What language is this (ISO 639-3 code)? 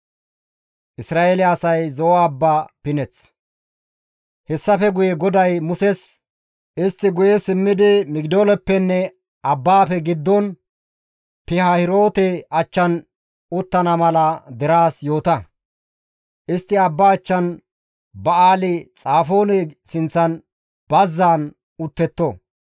gmv